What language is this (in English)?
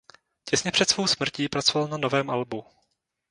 Czech